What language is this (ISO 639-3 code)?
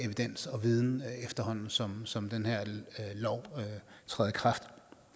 dan